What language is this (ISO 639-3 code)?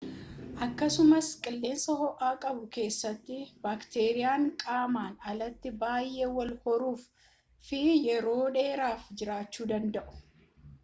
orm